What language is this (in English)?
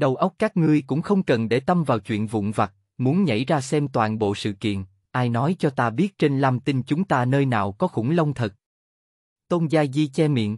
Vietnamese